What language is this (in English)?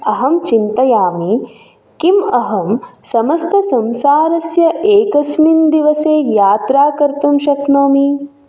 Sanskrit